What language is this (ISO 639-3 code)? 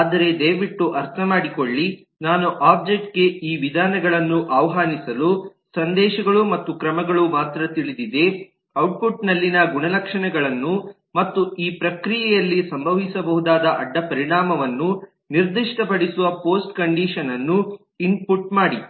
kan